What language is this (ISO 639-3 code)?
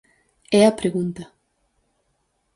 glg